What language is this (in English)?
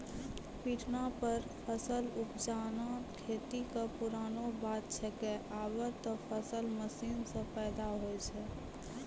Maithili